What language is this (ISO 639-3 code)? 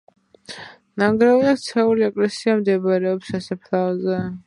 kat